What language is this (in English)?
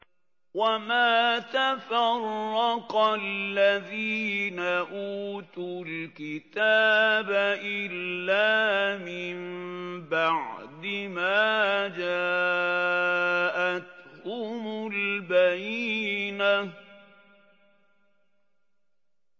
Arabic